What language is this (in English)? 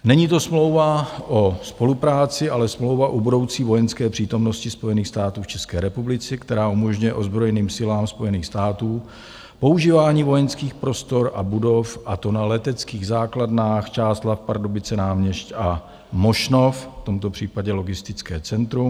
Czech